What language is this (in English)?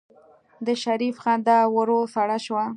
Pashto